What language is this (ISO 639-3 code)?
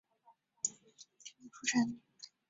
zho